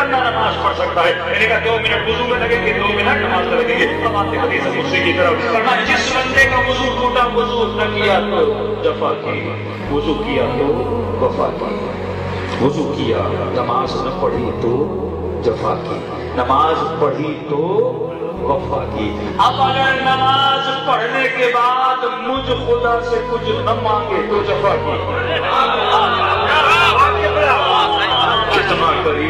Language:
Arabic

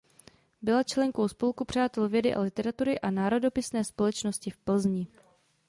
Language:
Czech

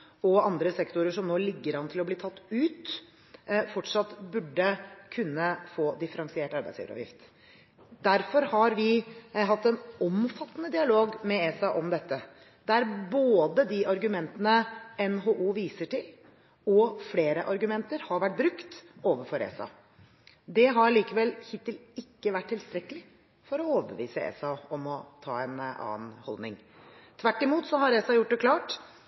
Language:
Norwegian Bokmål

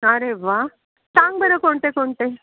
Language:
Marathi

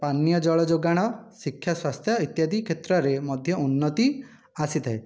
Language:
Odia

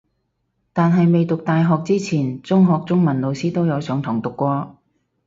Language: Cantonese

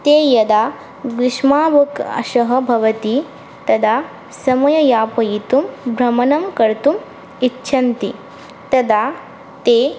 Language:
Sanskrit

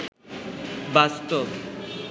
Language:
Bangla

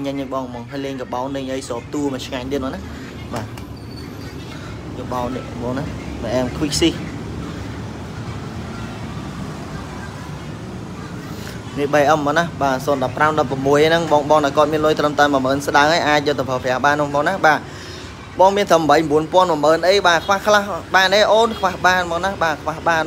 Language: Vietnamese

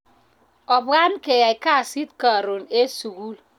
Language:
Kalenjin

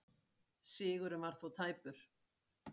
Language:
Icelandic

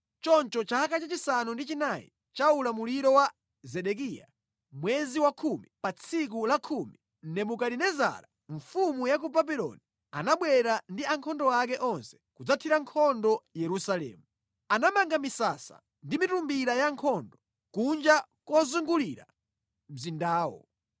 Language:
Nyanja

